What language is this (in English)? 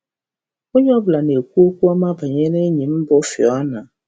Igbo